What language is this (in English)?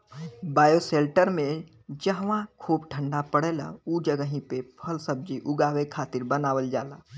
Bhojpuri